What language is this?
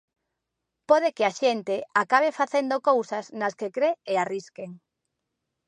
Galician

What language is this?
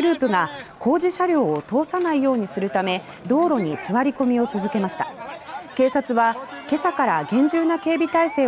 Japanese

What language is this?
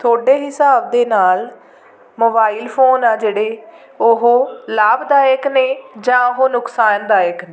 Punjabi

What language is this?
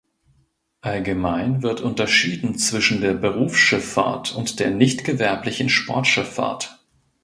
German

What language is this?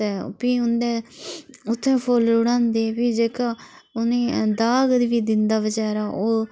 Dogri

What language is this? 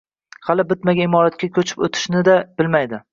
Uzbek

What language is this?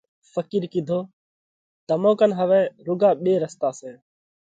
Parkari Koli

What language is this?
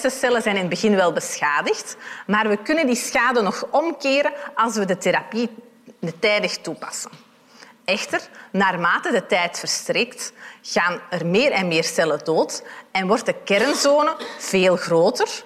Dutch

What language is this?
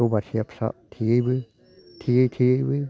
Bodo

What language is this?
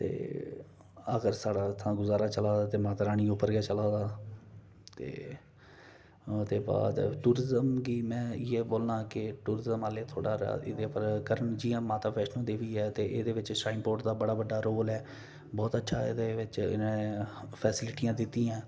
Dogri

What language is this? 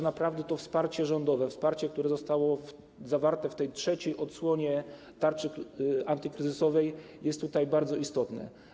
Polish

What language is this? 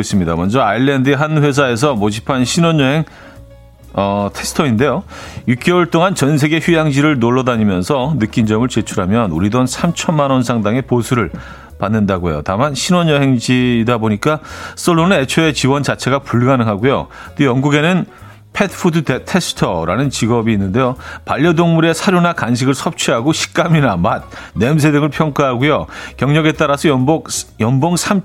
Korean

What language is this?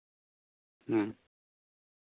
Santali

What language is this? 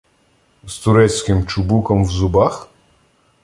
Ukrainian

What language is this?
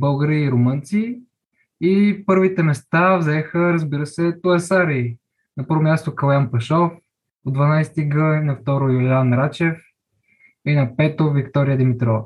Bulgarian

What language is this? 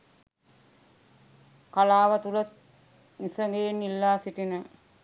Sinhala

